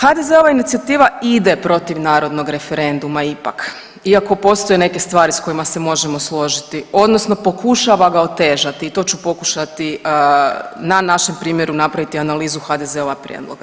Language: Croatian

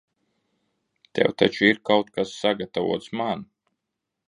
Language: Latvian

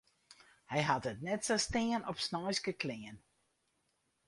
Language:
Western Frisian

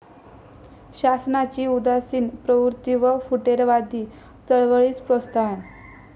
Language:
Marathi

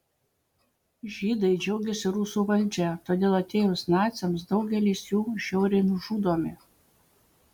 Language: Lithuanian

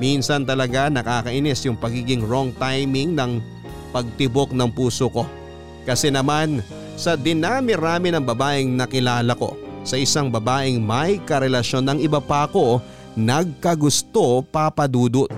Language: Filipino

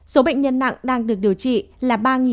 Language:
Vietnamese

